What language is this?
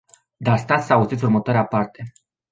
Romanian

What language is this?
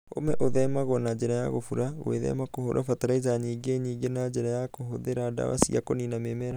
Kikuyu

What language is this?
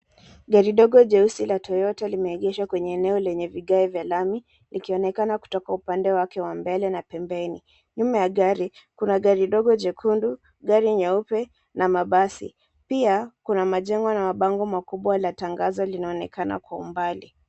Swahili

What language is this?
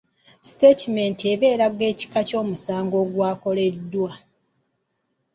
Ganda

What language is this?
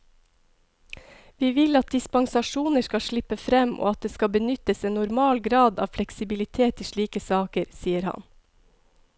Norwegian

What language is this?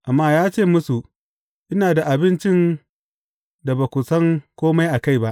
Hausa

